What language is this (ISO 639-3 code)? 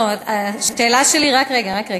heb